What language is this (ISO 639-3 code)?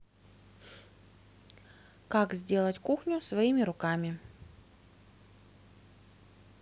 rus